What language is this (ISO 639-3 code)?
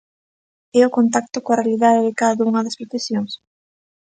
glg